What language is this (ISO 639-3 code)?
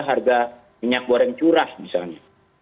ind